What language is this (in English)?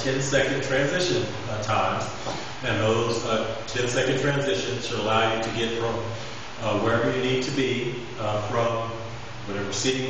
English